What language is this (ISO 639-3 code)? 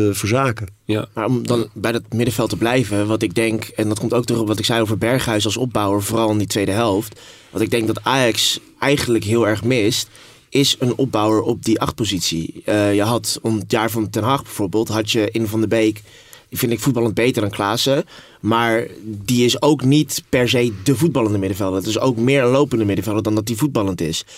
nld